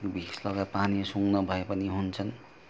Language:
Nepali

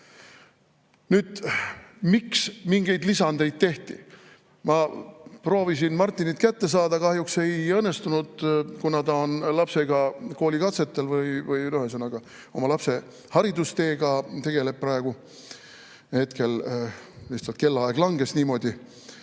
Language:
Estonian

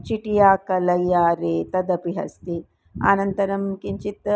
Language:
Sanskrit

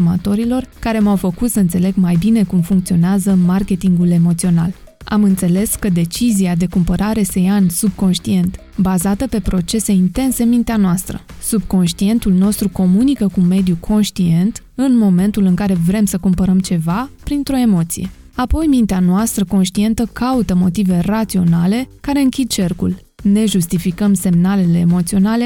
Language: Romanian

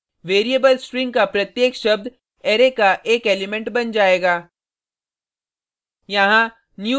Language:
Hindi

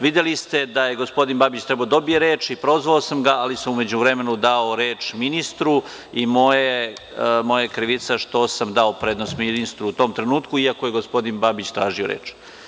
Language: Serbian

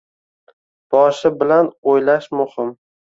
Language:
Uzbek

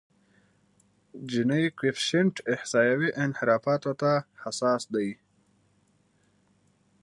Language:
Pashto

